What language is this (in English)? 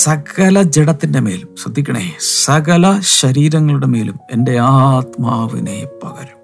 Malayalam